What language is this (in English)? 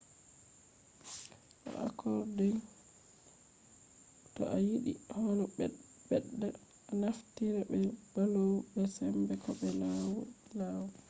Fula